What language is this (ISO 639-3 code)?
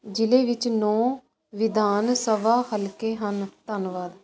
pan